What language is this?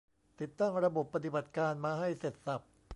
Thai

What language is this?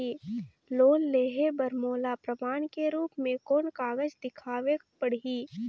Chhattisgarhi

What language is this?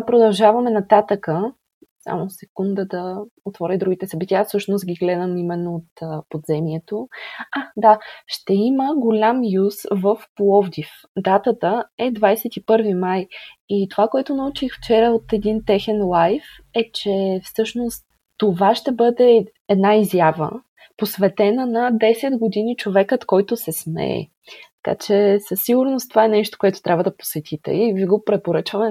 Bulgarian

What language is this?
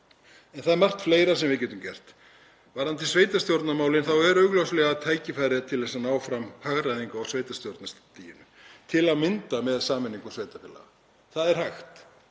Icelandic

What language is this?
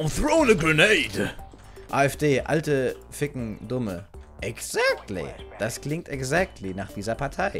German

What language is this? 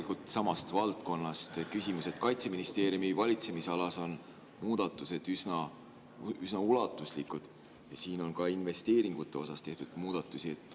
Estonian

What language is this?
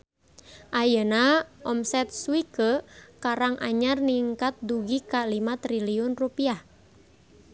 Sundanese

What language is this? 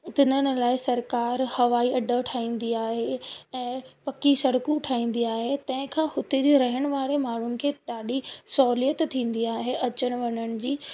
Sindhi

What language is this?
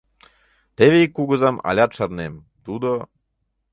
Mari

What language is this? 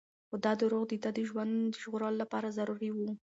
Pashto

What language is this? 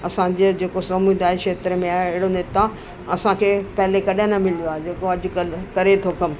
Sindhi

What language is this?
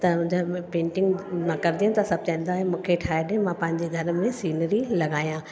Sindhi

